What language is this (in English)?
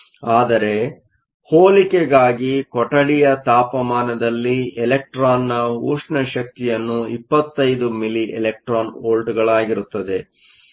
Kannada